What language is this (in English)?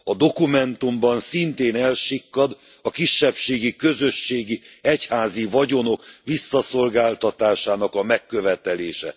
Hungarian